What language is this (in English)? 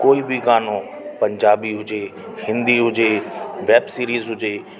Sindhi